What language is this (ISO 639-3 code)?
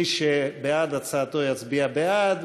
heb